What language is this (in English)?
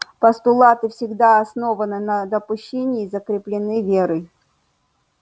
Russian